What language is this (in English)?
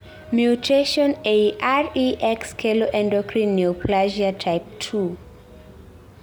Luo (Kenya and Tanzania)